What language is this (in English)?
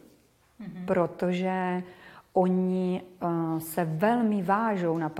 Czech